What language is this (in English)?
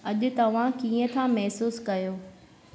Sindhi